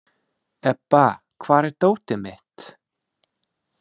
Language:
Icelandic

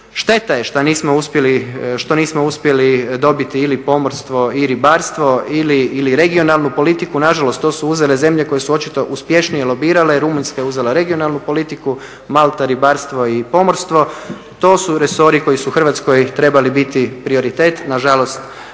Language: Croatian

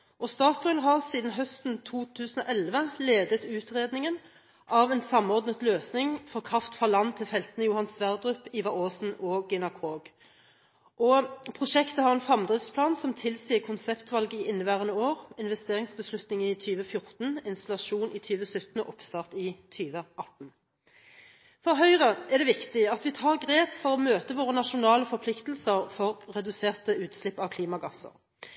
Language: Norwegian Bokmål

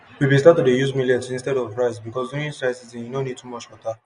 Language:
Nigerian Pidgin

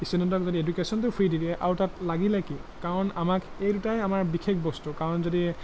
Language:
Assamese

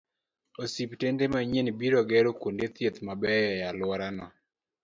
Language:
Luo (Kenya and Tanzania)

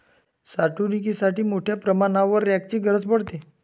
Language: Marathi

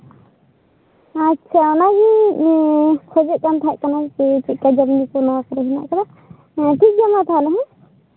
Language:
Santali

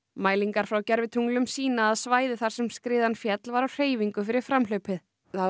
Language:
Icelandic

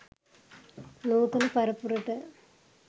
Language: Sinhala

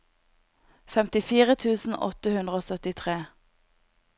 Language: Norwegian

